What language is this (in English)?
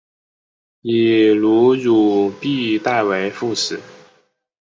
Chinese